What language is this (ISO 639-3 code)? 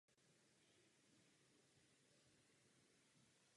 ces